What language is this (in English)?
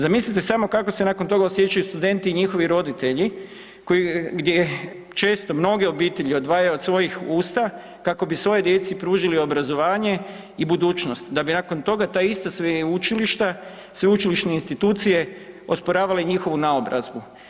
Croatian